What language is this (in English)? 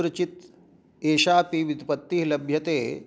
Sanskrit